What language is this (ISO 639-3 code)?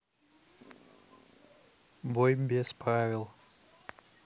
rus